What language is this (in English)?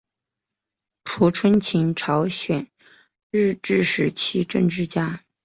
Chinese